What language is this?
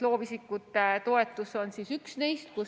Estonian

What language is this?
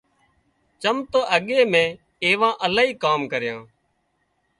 Wadiyara Koli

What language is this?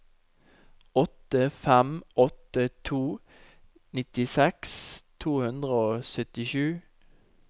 Norwegian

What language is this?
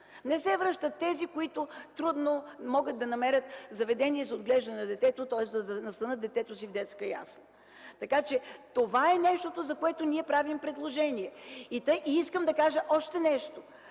Bulgarian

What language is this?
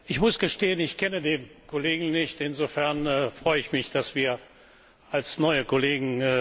German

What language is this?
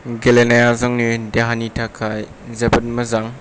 Bodo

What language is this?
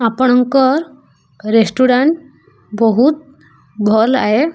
Odia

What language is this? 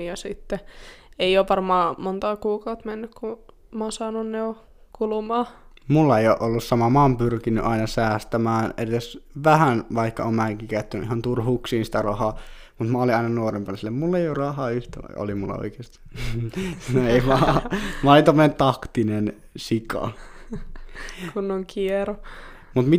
Finnish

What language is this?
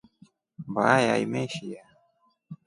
Rombo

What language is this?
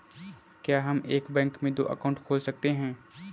Hindi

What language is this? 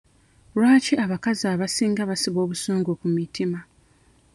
Ganda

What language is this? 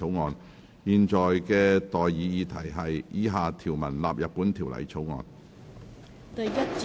Cantonese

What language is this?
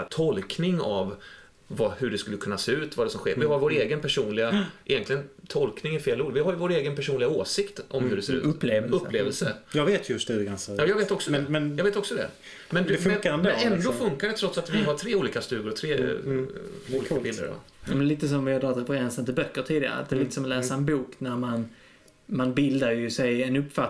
Swedish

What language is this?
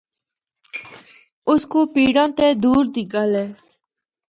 Northern Hindko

